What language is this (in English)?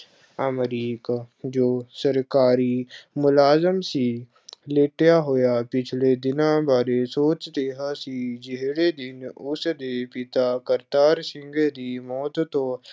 Punjabi